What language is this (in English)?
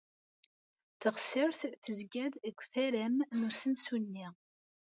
Kabyle